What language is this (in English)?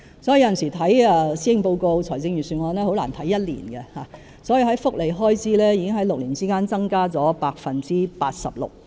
Cantonese